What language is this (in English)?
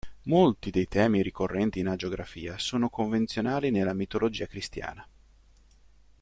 Italian